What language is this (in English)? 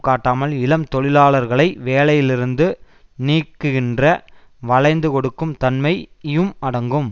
Tamil